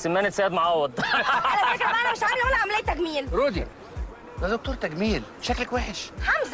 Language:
Arabic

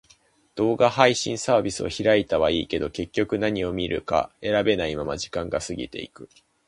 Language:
Japanese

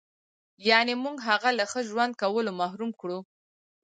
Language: Pashto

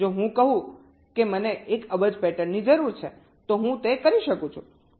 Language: Gujarati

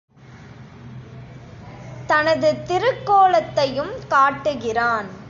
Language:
Tamil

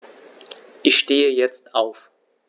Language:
German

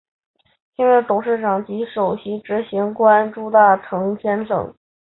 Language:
Chinese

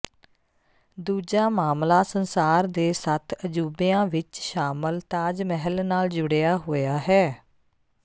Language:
Punjabi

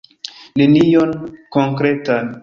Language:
Esperanto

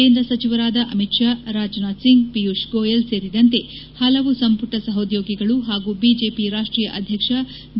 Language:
Kannada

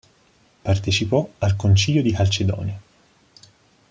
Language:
Italian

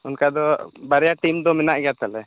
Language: Santali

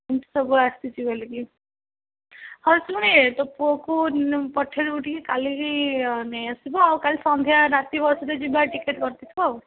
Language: Odia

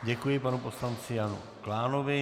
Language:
Czech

